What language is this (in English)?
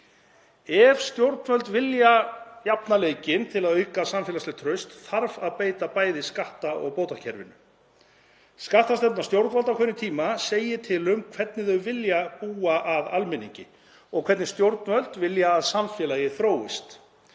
Icelandic